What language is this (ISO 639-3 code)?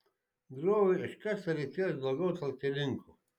lit